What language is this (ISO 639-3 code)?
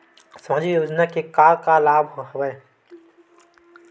hne